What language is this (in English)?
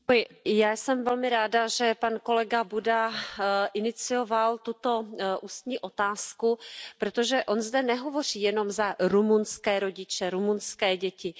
Czech